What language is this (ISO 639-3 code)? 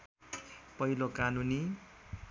nep